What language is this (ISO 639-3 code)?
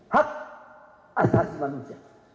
ind